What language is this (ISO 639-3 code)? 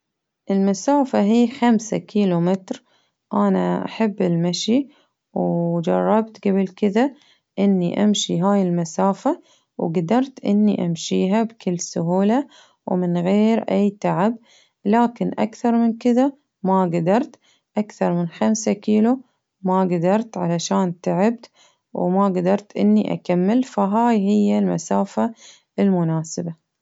abv